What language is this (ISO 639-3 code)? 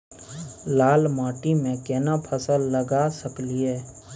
mai